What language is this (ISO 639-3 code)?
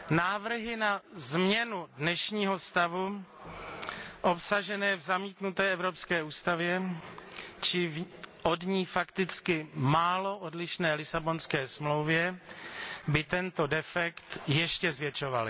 ces